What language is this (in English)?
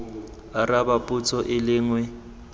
Tswana